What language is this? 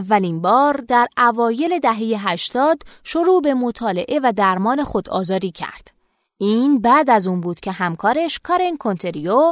Persian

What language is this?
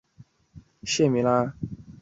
Chinese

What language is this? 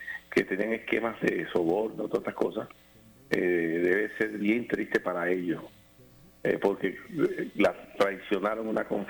Spanish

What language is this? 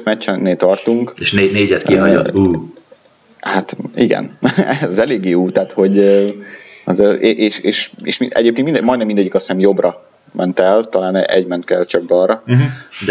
Hungarian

